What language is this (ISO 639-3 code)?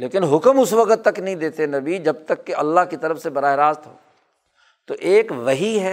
urd